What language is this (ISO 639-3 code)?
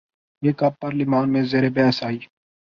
urd